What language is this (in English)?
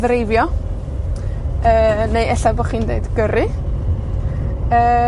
Welsh